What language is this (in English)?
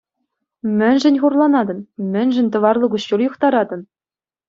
Chuvash